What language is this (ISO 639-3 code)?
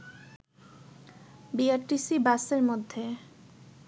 ben